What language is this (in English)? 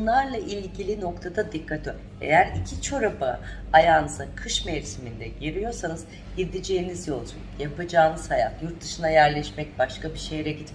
Turkish